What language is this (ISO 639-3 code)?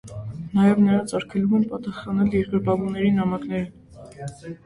hye